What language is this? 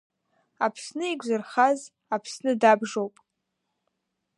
Abkhazian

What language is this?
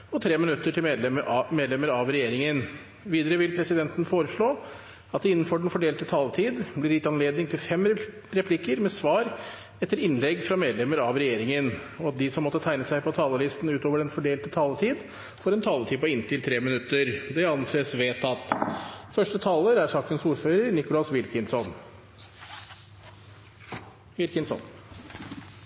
Norwegian Bokmål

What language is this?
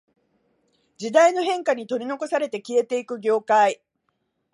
Japanese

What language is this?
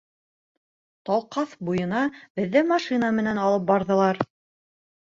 Bashkir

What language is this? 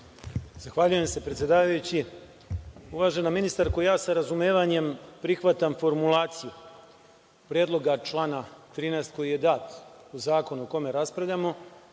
Serbian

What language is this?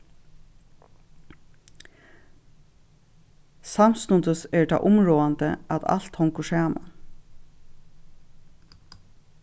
Faroese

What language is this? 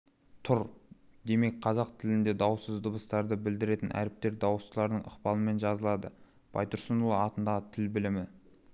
Kazakh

